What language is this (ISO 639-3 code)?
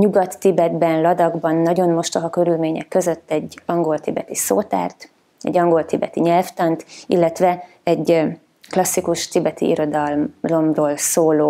hun